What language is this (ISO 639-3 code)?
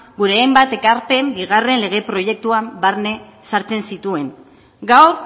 eus